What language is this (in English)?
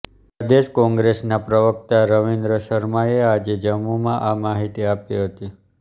Gujarati